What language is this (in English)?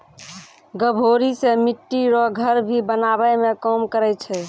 Maithili